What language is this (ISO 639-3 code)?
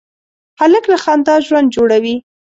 pus